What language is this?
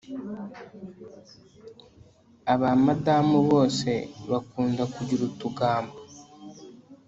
Kinyarwanda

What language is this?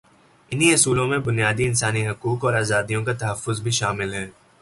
Urdu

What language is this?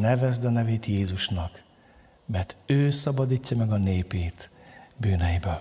Hungarian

